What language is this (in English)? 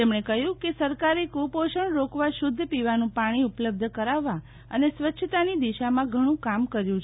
Gujarati